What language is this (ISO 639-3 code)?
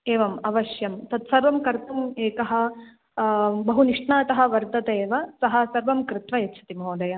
san